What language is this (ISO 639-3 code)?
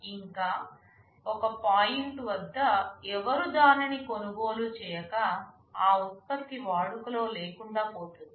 tel